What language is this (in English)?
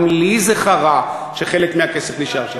Hebrew